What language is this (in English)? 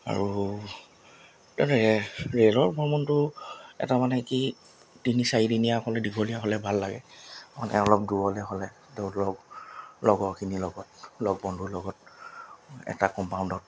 Assamese